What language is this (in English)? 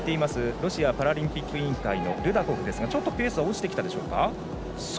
Japanese